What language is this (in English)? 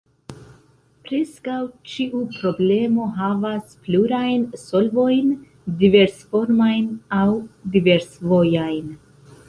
Esperanto